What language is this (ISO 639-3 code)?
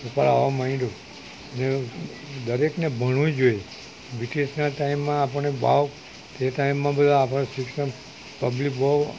guj